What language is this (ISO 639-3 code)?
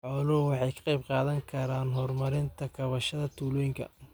som